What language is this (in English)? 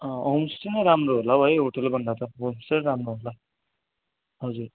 Nepali